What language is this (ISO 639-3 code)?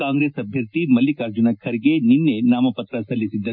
kan